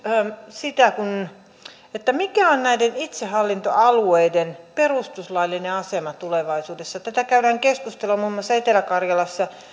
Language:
Finnish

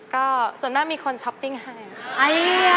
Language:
Thai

